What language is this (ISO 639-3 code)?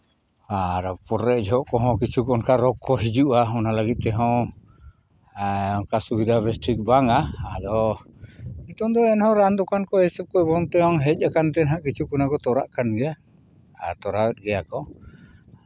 sat